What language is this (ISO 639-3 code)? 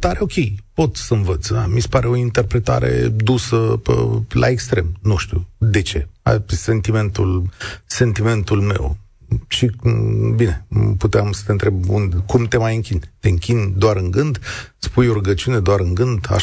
ron